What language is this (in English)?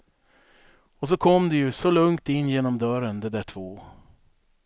Swedish